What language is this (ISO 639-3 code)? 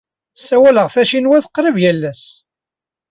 kab